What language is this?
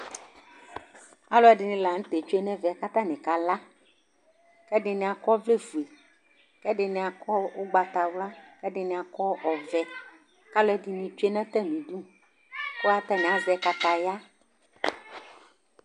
Ikposo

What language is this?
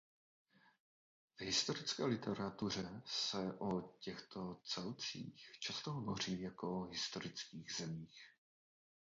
Czech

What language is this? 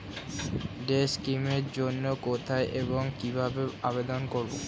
Bangla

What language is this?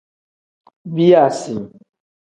Tem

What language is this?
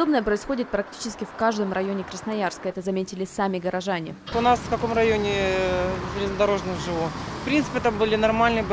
Russian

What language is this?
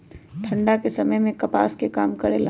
Magahi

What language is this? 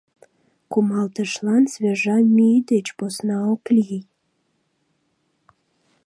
Mari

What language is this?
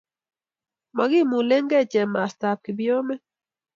Kalenjin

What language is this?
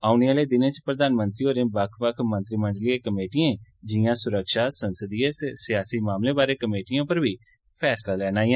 Dogri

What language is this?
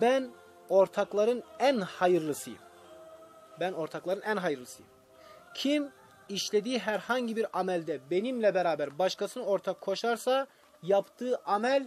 Turkish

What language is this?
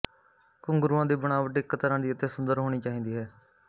Punjabi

